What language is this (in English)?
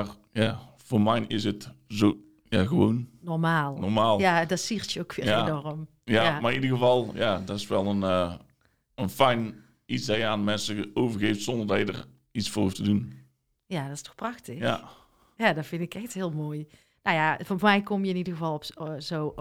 Dutch